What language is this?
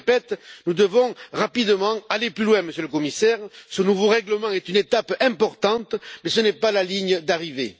French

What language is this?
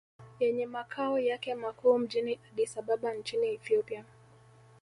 Swahili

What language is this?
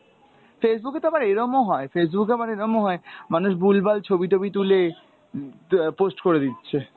Bangla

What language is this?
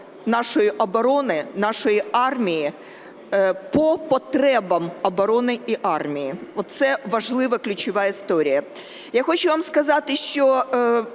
Ukrainian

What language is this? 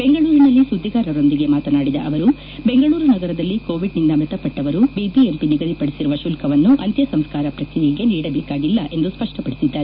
Kannada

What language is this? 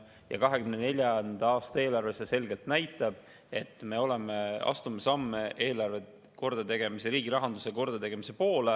Estonian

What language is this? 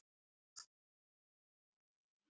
Icelandic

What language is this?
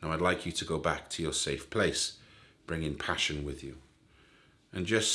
English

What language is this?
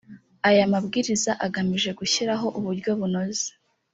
Kinyarwanda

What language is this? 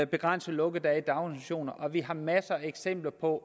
Danish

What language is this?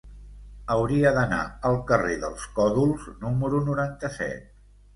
Catalan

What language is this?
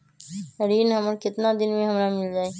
Magahi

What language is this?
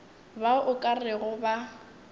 Northern Sotho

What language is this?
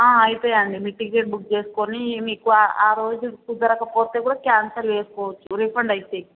Telugu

